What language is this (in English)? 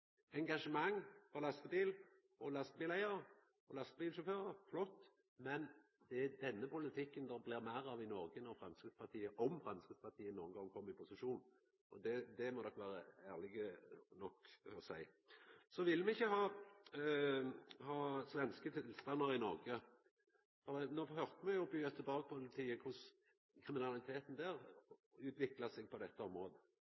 Norwegian Nynorsk